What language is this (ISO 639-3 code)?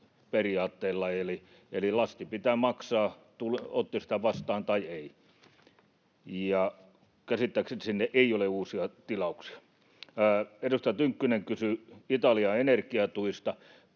fin